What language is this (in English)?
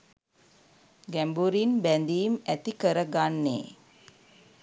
Sinhala